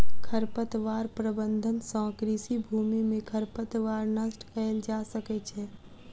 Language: Maithili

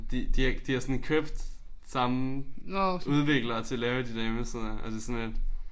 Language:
Danish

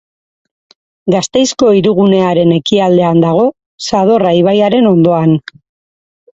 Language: Basque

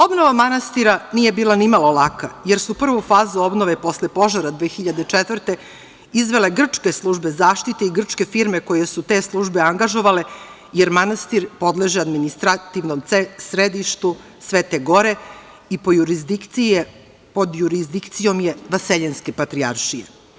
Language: Serbian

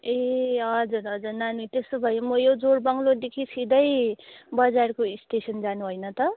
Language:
Nepali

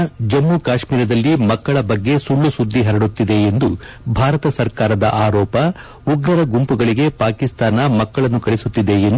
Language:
Kannada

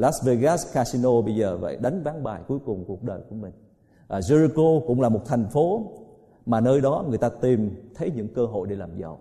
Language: Vietnamese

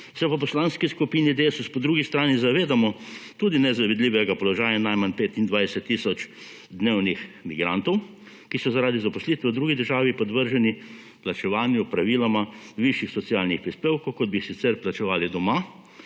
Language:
Slovenian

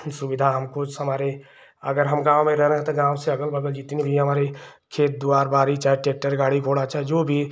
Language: Hindi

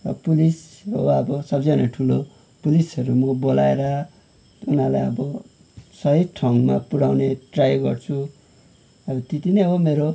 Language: Nepali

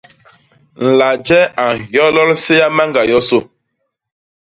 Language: Basaa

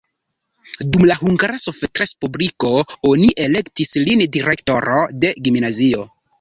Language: Esperanto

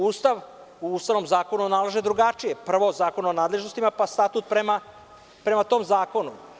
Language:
Serbian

